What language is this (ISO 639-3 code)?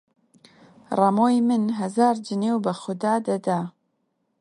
ckb